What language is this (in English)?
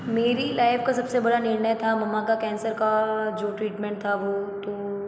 Hindi